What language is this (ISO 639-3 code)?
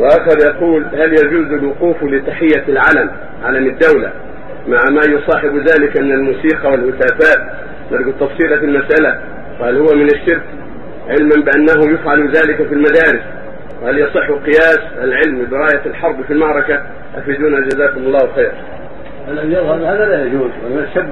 ara